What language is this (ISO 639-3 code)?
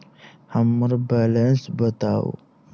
mai